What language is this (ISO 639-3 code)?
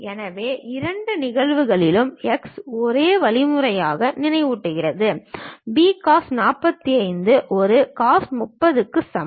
tam